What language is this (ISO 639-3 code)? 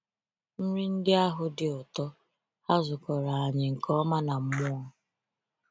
ibo